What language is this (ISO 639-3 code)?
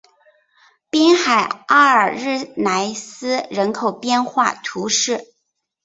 zho